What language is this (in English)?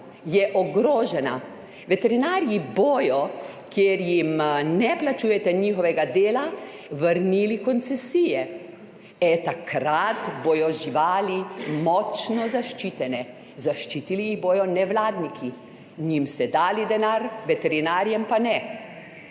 Slovenian